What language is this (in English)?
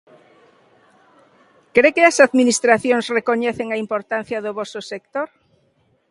Galician